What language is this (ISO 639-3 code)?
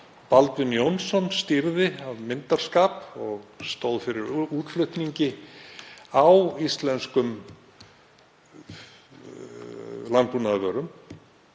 isl